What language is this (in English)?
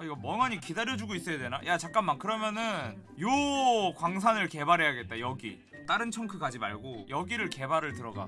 Korean